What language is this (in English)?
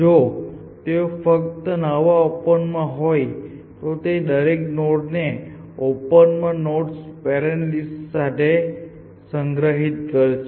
Gujarati